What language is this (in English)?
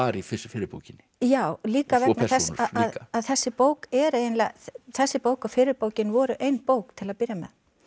Icelandic